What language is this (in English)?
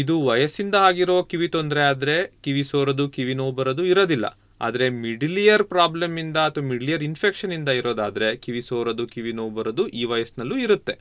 Kannada